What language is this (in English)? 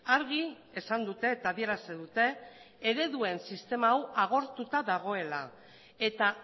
Basque